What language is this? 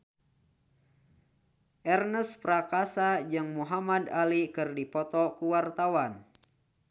Sundanese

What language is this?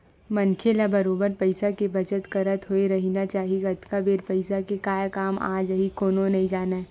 Chhattisgarhi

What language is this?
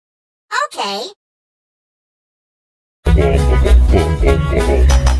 Indonesian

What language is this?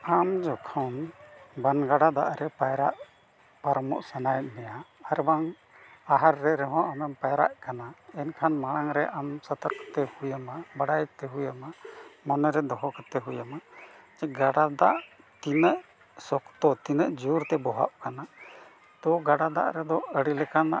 Santali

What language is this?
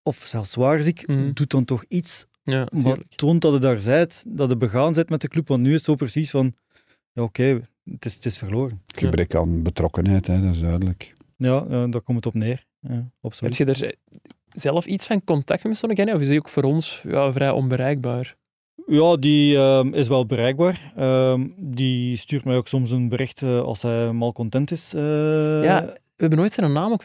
Dutch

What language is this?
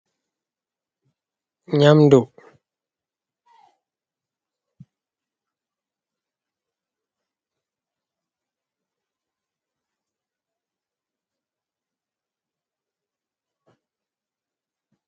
Fula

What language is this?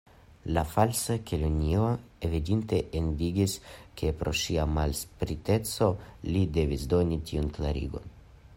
Esperanto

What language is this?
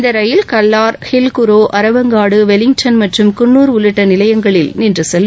Tamil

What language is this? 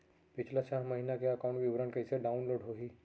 Chhattisgarhi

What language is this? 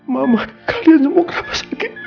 Indonesian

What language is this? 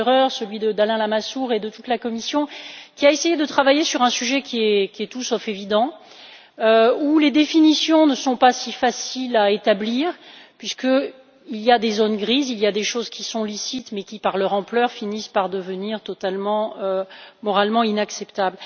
French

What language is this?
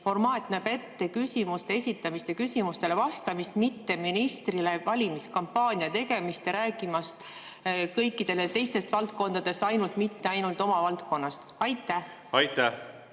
Estonian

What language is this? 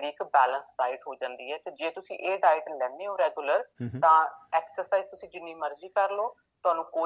Punjabi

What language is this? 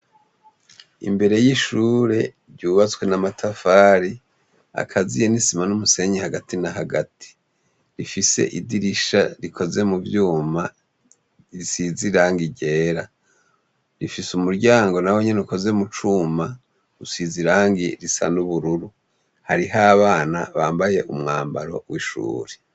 Rundi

